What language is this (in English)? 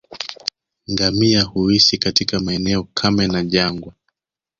Swahili